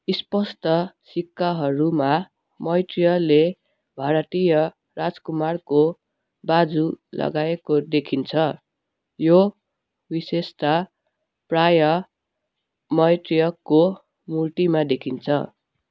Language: Nepali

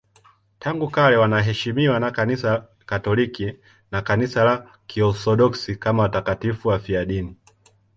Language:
Swahili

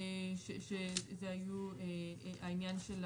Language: Hebrew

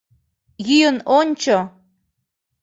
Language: Mari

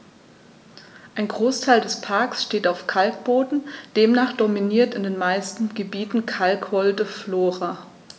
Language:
German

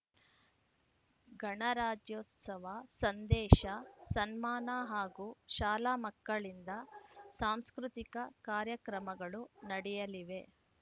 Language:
Kannada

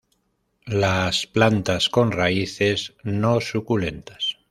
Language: Spanish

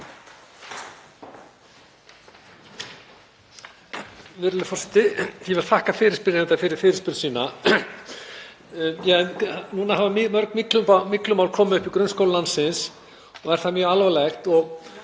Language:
Icelandic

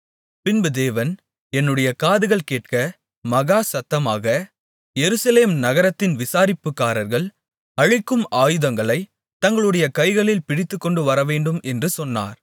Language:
Tamil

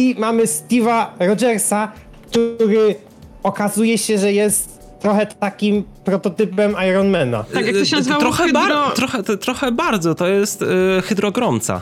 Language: Polish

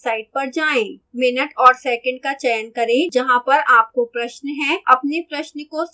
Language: Hindi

